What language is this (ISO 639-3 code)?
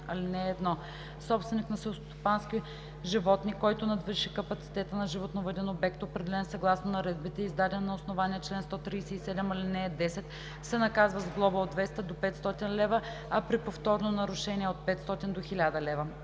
bul